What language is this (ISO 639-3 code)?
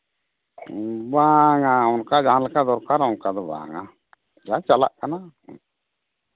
sat